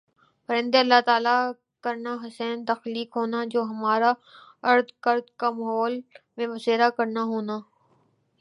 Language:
Urdu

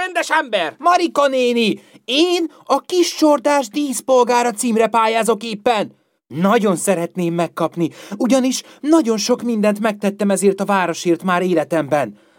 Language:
Hungarian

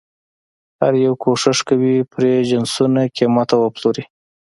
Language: Pashto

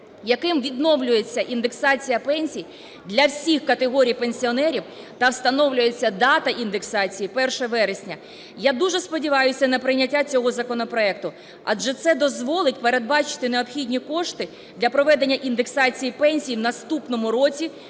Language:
Ukrainian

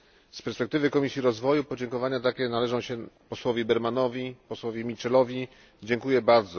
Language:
Polish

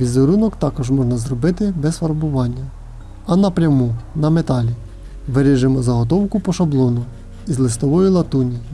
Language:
Ukrainian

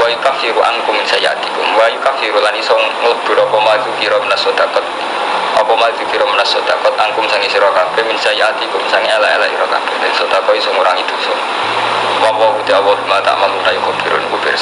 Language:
Indonesian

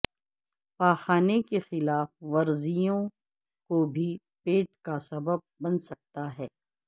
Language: Urdu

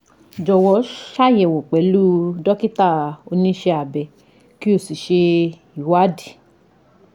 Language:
Yoruba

